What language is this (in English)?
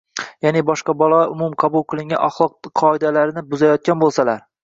Uzbek